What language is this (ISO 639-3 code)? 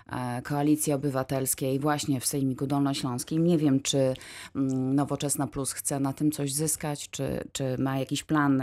pol